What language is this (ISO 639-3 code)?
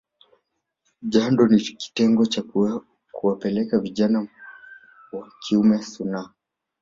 swa